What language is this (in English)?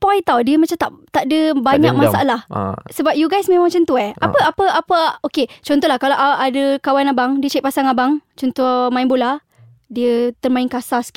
Malay